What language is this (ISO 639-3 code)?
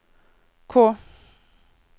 nor